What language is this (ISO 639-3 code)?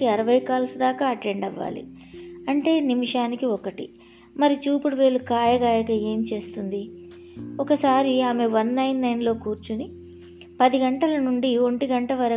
tel